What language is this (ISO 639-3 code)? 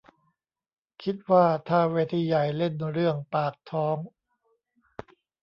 tha